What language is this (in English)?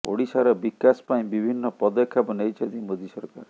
Odia